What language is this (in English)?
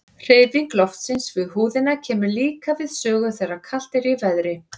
Icelandic